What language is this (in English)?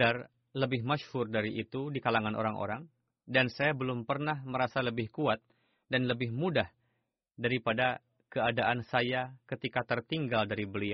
Indonesian